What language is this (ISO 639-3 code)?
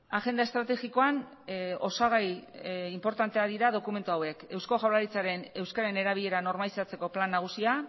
eus